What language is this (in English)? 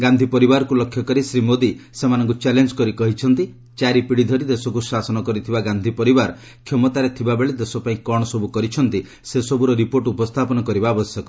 Odia